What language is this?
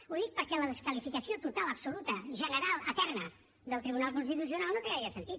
Catalan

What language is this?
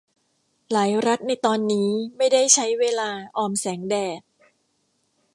Thai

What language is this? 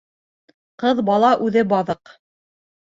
Bashkir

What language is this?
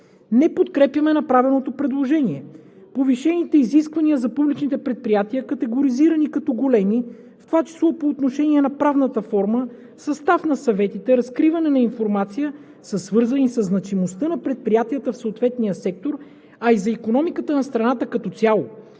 Bulgarian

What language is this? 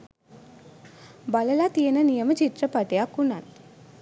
Sinhala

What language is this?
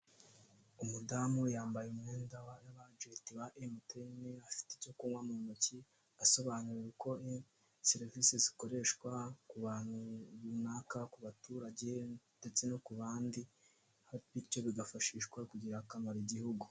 Kinyarwanda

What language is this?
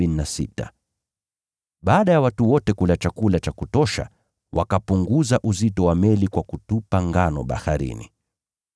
Swahili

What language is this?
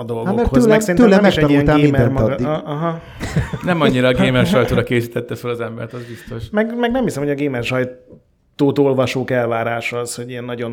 Hungarian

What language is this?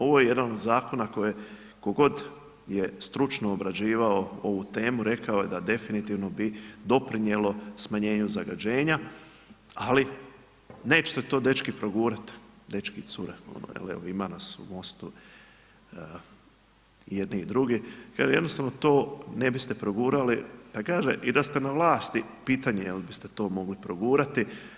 Croatian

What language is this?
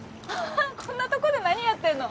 Japanese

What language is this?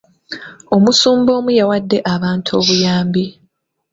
Ganda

